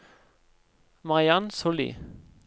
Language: Norwegian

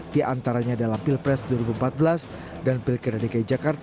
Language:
Indonesian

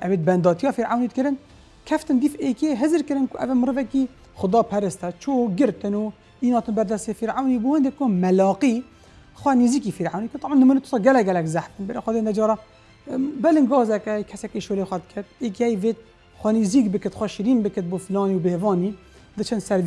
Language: Arabic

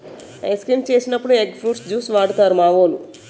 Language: Telugu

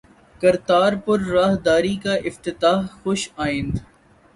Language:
Urdu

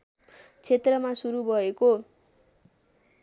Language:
Nepali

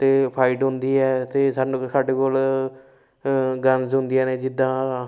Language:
Punjabi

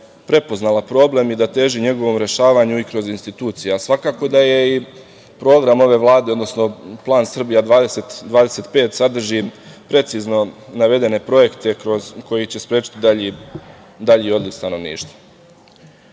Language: Serbian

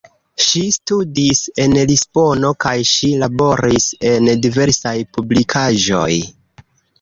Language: Esperanto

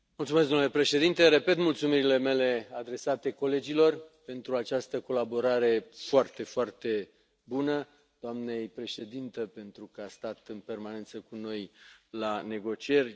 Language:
Romanian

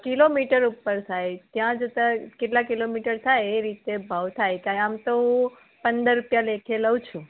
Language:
Gujarati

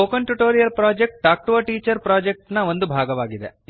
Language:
Kannada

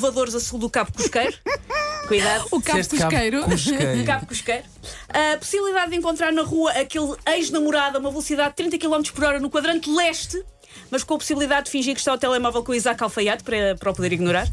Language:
Portuguese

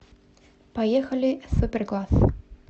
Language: Russian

